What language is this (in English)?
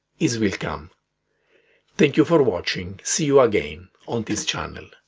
English